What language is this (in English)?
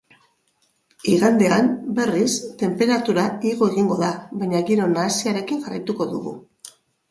Basque